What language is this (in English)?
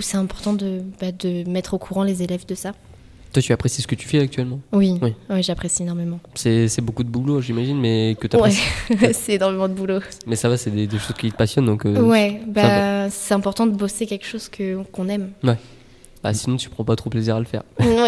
French